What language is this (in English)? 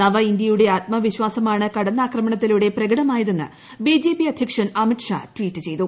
Malayalam